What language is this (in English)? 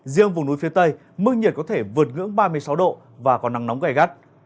Vietnamese